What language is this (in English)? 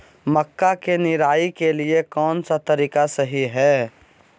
Magahi